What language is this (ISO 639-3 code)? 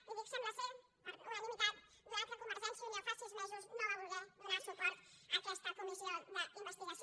cat